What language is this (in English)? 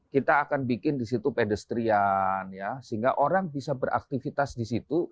Indonesian